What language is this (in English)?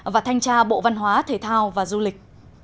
Vietnamese